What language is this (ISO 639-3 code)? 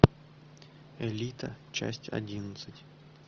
rus